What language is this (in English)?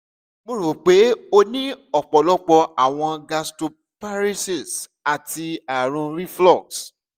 Yoruba